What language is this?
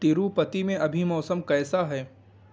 Urdu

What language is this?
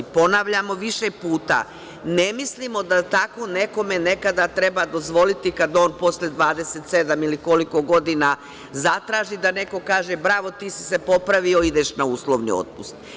Serbian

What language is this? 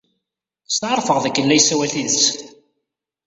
Kabyle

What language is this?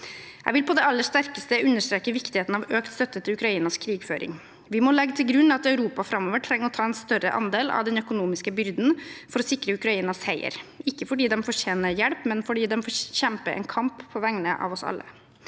Norwegian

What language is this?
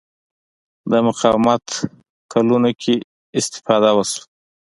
Pashto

